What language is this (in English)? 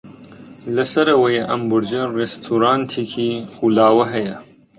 Central Kurdish